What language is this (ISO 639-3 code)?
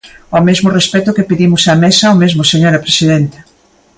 glg